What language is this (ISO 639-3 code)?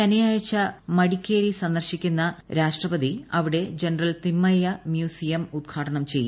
mal